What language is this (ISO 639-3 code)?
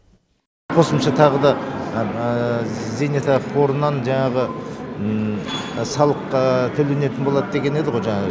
kaz